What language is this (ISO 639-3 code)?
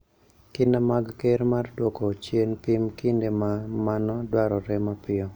luo